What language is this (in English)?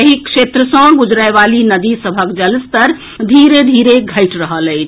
Maithili